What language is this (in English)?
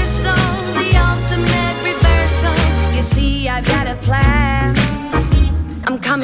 Greek